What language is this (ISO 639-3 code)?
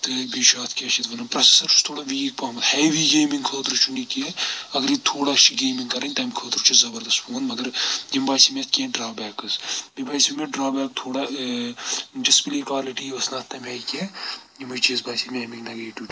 kas